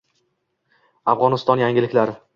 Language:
Uzbek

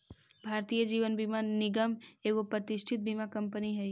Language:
Magahi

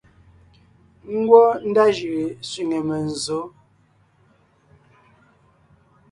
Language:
Ngiemboon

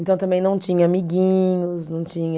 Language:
Portuguese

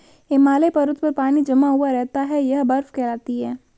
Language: Hindi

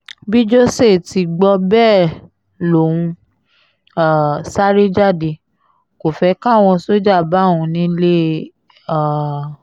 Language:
Yoruba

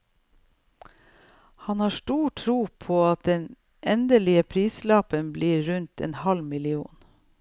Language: Norwegian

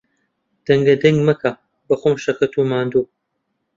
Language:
Central Kurdish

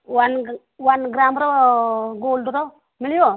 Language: Odia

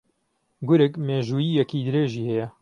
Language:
Central Kurdish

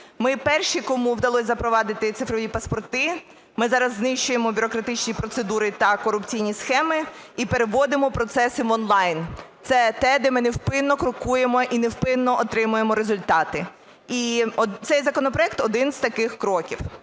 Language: Ukrainian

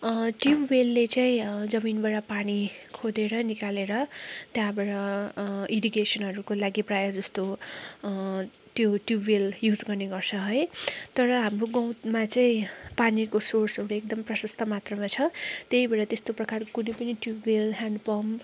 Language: Nepali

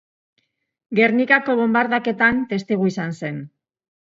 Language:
Basque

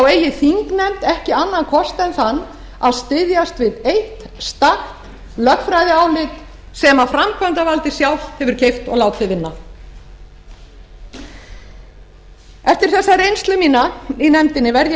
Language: Icelandic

